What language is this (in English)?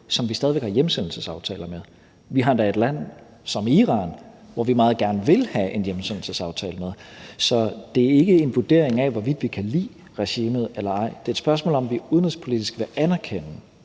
Danish